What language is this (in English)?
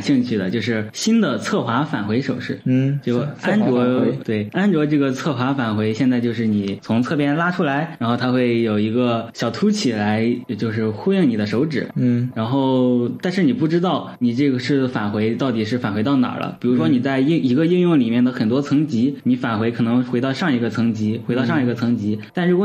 Chinese